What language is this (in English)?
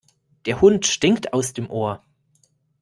German